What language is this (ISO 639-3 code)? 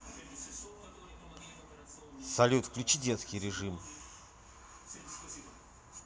rus